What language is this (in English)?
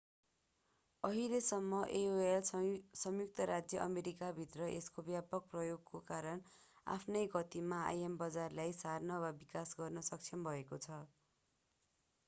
Nepali